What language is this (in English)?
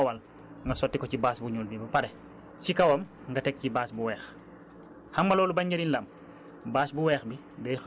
Wolof